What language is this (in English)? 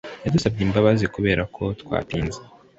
Kinyarwanda